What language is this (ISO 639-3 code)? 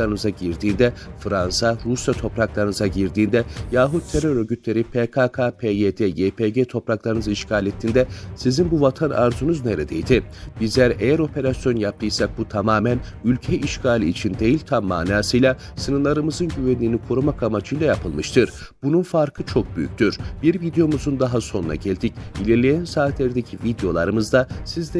tur